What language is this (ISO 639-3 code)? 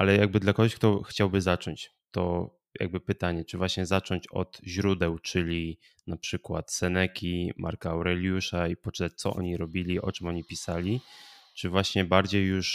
pol